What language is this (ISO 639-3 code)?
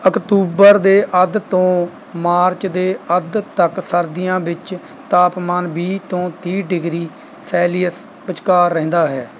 pan